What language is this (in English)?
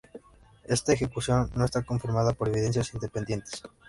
Spanish